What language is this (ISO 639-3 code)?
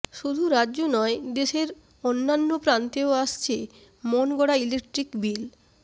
ben